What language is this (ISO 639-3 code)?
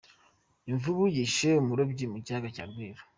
kin